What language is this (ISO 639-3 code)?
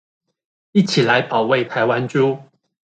zho